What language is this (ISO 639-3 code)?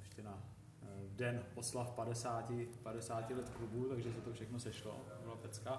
ces